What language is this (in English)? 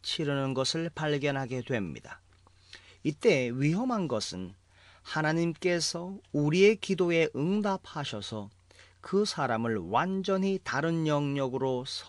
Korean